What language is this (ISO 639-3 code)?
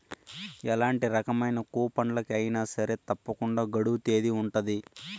tel